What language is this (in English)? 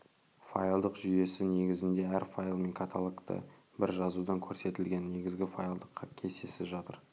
Kazakh